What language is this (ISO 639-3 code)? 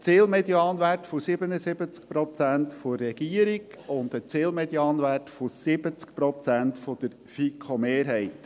gsw